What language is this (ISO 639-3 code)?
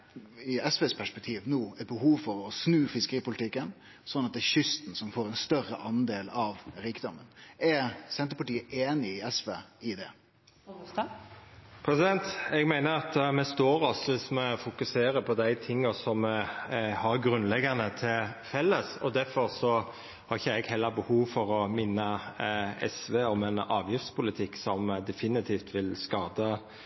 nno